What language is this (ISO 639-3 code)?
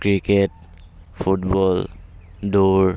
asm